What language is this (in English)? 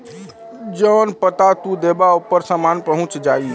Bhojpuri